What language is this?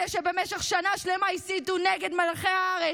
Hebrew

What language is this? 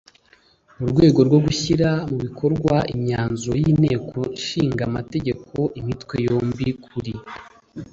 Kinyarwanda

